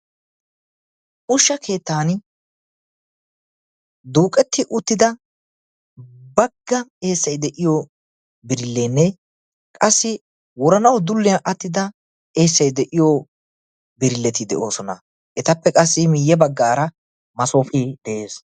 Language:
Wolaytta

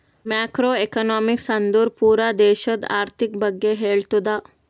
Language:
Kannada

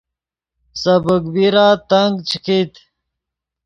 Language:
Yidgha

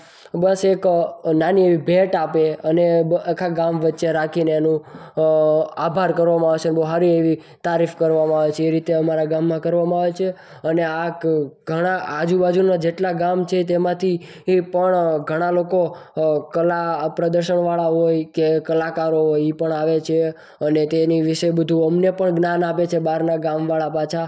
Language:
Gujarati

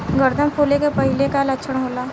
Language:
Bhojpuri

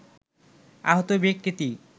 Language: Bangla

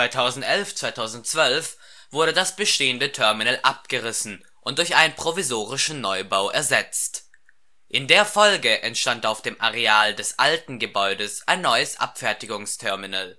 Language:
German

